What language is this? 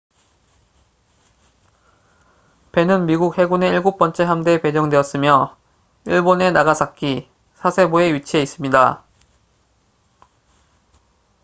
Korean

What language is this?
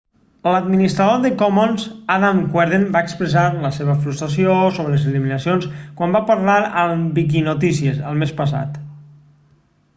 Catalan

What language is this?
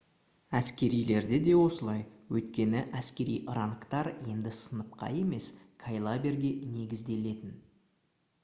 Kazakh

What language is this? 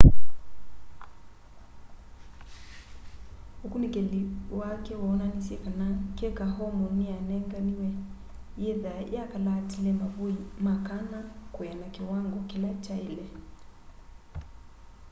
Kamba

